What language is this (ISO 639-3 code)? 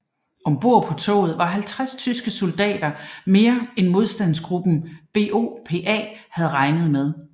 dan